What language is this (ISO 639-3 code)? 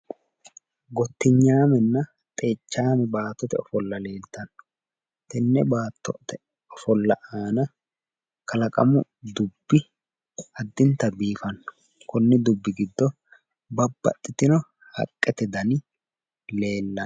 sid